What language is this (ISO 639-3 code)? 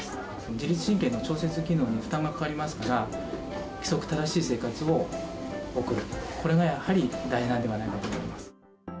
jpn